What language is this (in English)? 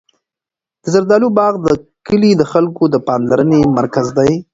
Pashto